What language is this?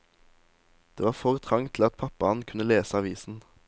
Norwegian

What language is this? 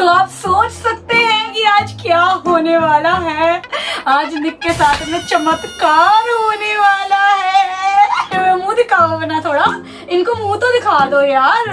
Hindi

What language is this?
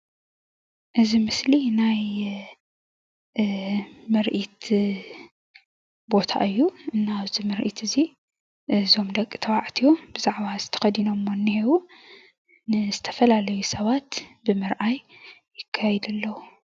Tigrinya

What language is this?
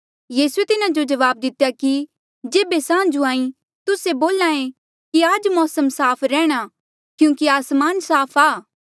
Mandeali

